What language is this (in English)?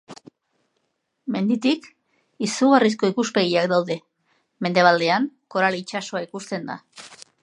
Basque